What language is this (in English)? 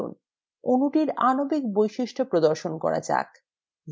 Bangla